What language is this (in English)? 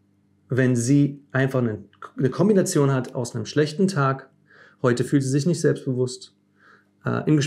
German